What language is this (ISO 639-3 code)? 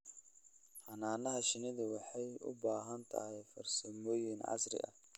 som